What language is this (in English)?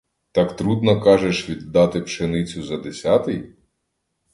Ukrainian